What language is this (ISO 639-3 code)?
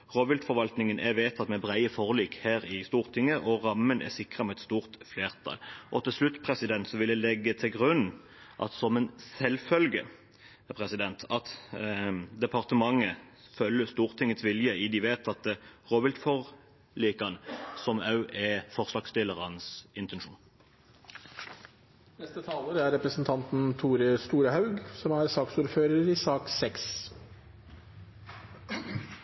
nor